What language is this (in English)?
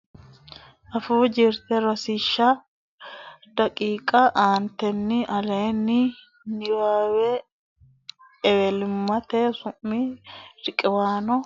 Sidamo